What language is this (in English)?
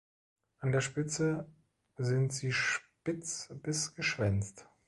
German